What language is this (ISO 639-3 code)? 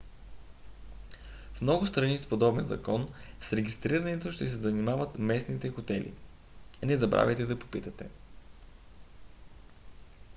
bul